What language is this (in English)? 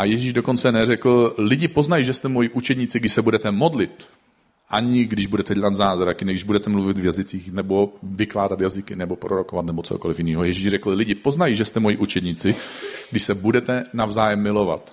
Czech